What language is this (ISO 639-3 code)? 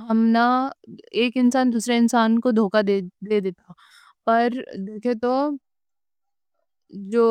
dcc